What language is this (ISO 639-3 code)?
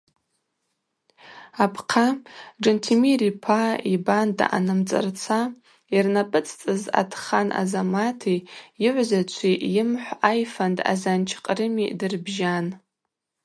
abq